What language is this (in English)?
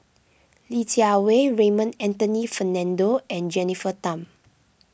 English